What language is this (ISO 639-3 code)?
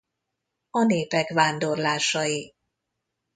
hun